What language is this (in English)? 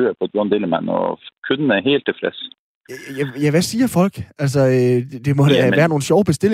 Danish